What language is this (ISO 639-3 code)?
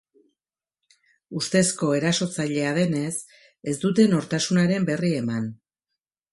eus